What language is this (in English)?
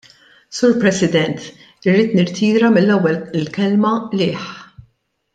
Maltese